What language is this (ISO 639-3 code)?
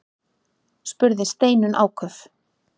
isl